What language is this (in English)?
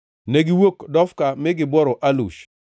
Luo (Kenya and Tanzania)